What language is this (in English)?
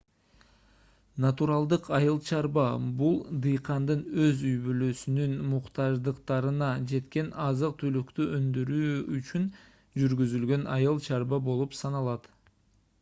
Kyrgyz